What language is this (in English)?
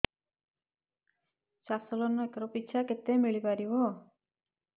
Odia